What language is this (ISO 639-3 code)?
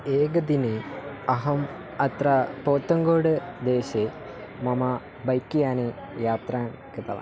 san